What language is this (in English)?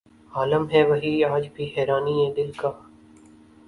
Urdu